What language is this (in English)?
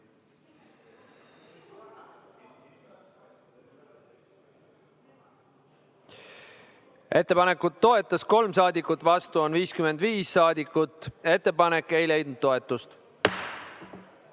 Estonian